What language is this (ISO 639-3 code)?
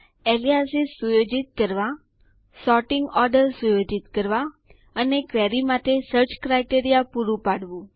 guj